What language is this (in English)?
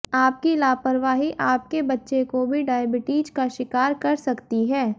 Hindi